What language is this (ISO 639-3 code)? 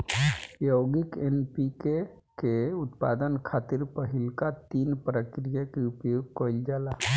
bho